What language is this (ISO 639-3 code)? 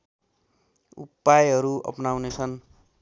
nep